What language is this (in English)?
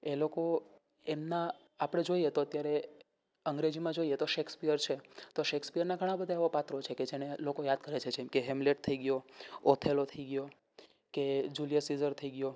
Gujarati